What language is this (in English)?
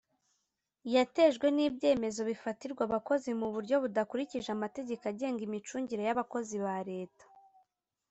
Kinyarwanda